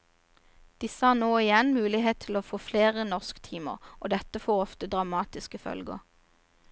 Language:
Norwegian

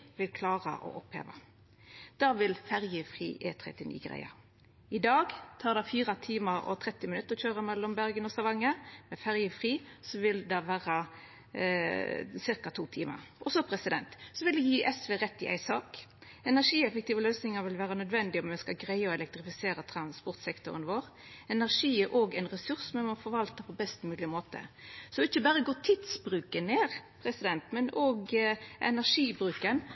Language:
Norwegian Nynorsk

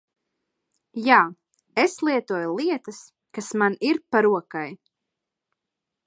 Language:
Latvian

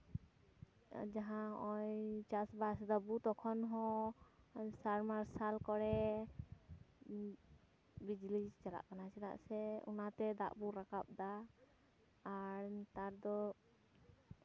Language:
Santali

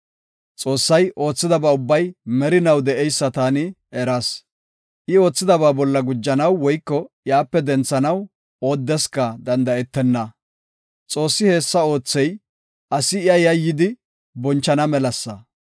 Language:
Gofa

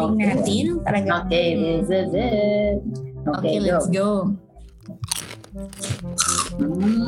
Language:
Filipino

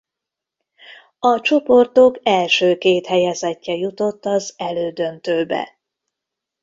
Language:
Hungarian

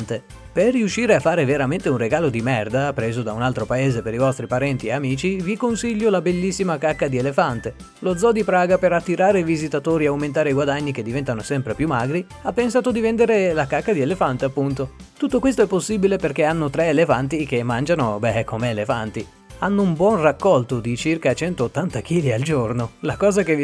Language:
Italian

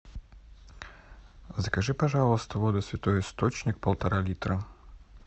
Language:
Russian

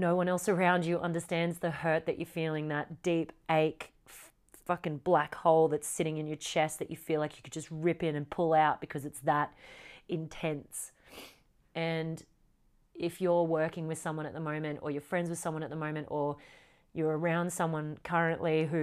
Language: English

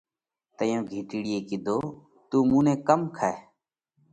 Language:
Parkari Koli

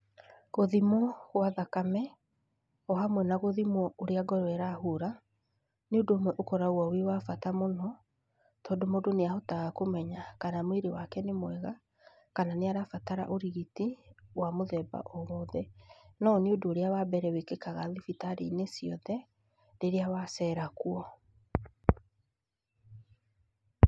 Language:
Kikuyu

